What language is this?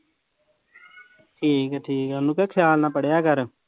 Punjabi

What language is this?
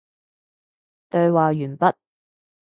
Cantonese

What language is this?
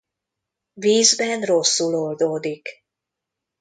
Hungarian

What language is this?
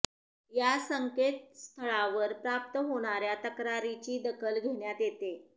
Marathi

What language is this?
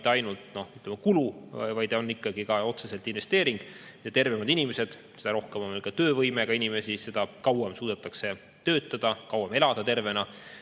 Estonian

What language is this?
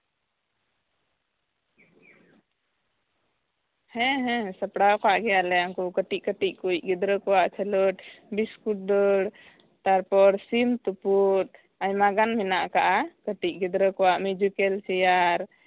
Santali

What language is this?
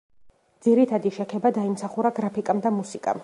Georgian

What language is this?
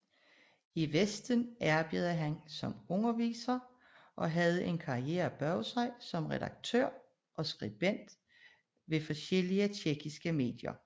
Danish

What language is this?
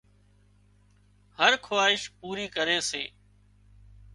Wadiyara Koli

